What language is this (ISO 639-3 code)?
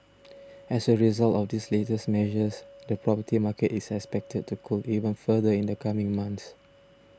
eng